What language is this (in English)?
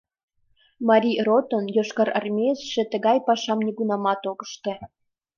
Mari